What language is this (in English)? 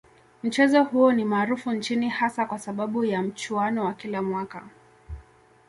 Swahili